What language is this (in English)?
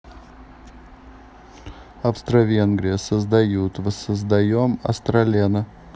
Russian